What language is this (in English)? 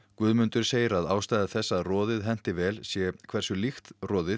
Icelandic